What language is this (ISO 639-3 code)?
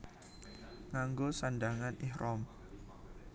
jav